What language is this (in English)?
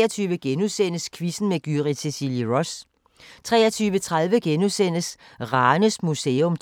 Danish